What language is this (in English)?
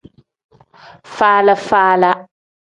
Tem